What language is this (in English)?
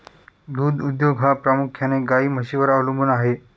Marathi